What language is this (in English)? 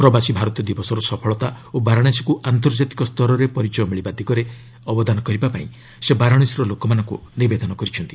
Odia